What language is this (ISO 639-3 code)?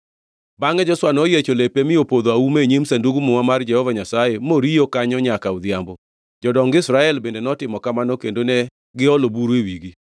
luo